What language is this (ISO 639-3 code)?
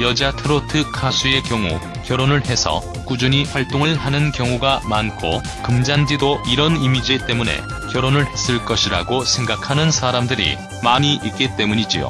kor